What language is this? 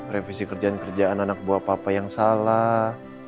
Indonesian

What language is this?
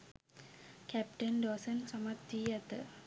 Sinhala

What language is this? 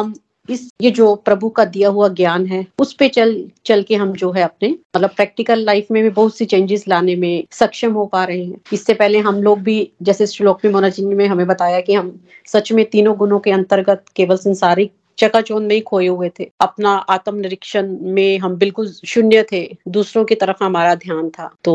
Hindi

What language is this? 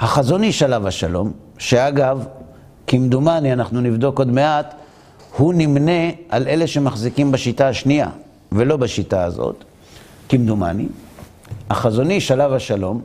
Hebrew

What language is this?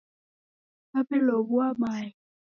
Taita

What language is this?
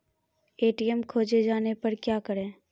Maithili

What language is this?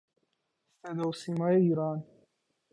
Persian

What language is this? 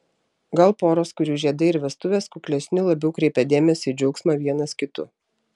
Lithuanian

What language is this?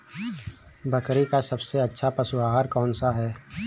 Hindi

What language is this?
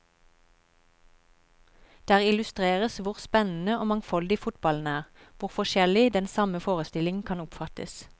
Norwegian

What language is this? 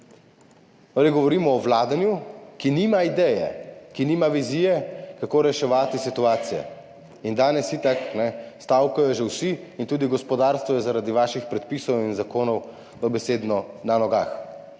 Slovenian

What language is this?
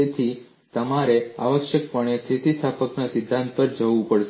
Gujarati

